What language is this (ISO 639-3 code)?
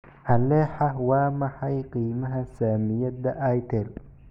som